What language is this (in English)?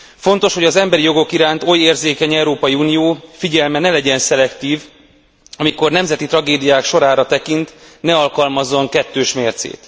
Hungarian